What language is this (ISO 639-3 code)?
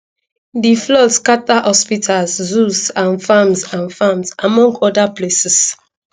pcm